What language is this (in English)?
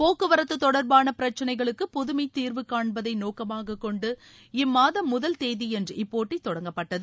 Tamil